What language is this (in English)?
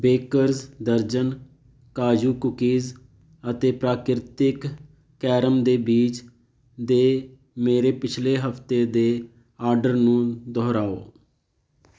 Punjabi